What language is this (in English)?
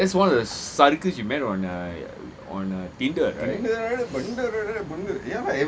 English